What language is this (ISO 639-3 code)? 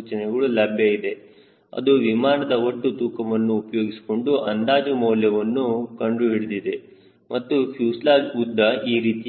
kan